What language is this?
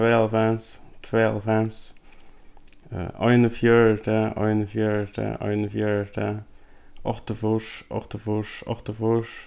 Faroese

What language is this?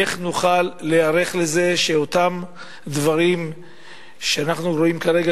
Hebrew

